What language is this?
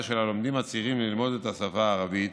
Hebrew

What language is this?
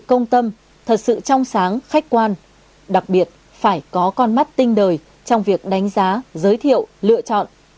Vietnamese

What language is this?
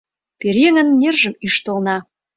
Mari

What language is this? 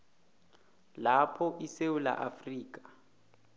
South Ndebele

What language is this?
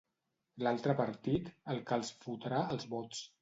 Catalan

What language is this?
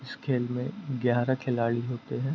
Hindi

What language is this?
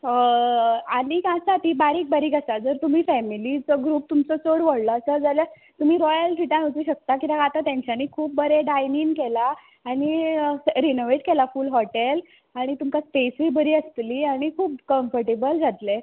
Konkani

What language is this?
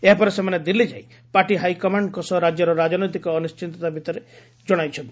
Odia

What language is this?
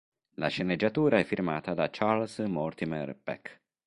Italian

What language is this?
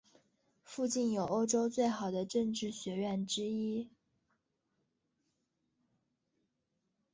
Chinese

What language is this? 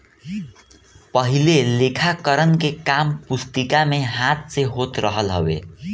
Bhojpuri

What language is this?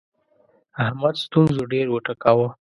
Pashto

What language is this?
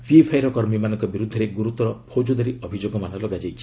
Odia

